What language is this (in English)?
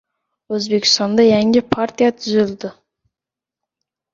Uzbek